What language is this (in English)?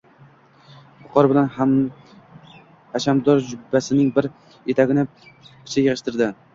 Uzbek